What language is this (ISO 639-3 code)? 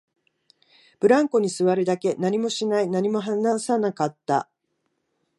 jpn